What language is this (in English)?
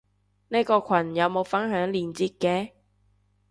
Cantonese